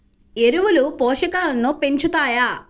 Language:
Telugu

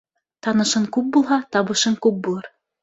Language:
Bashkir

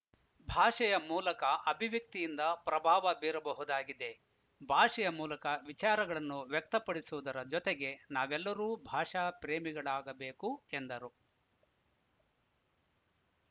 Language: Kannada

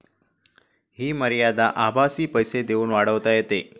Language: Marathi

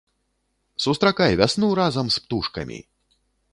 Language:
Belarusian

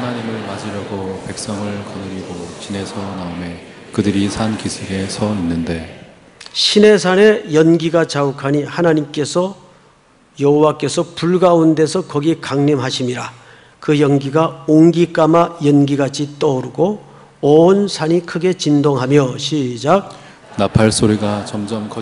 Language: Korean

